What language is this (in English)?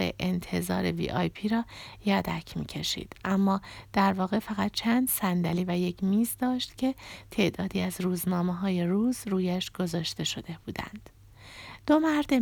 Persian